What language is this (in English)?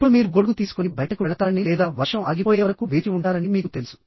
Telugu